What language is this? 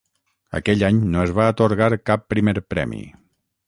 Catalan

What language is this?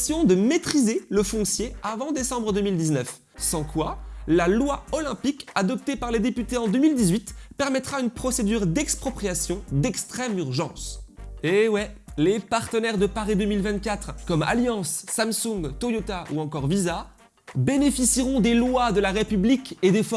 French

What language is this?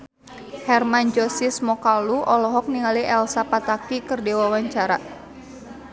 Sundanese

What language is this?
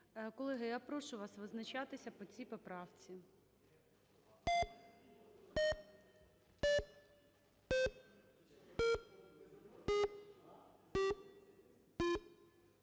Ukrainian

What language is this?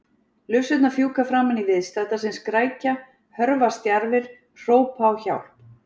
Icelandic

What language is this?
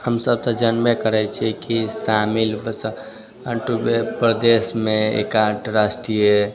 Maithili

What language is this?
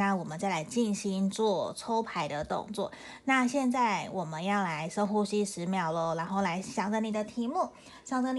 Chinese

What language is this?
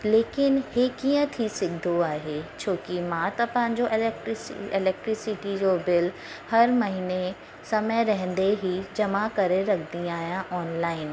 Sindhi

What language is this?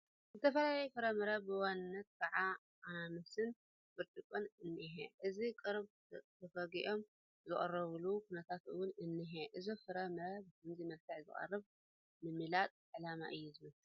Tigrinya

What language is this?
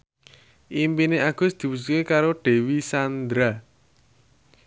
Javanese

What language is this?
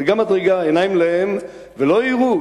Hebrew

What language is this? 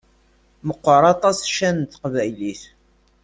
Kabyle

